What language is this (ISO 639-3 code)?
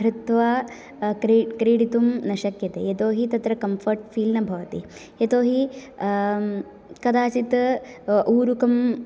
san